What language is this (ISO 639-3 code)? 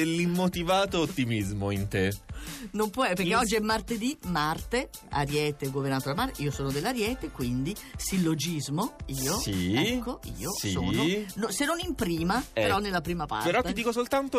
ita